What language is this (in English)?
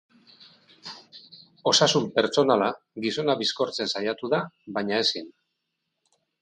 Basque